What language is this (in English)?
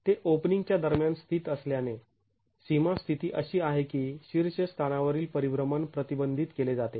Marathi